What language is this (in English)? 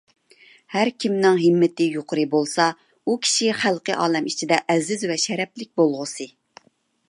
Uyghur